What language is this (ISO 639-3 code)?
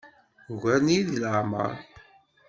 kab